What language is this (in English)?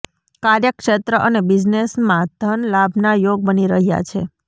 Gujarati